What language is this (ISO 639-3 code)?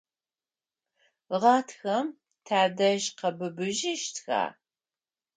ady